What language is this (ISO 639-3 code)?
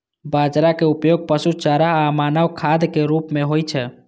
mai